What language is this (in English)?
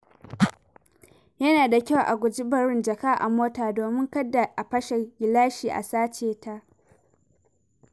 Hausa